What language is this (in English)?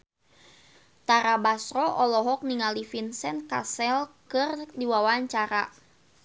Sundanese